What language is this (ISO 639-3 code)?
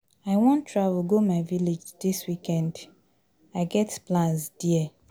pcm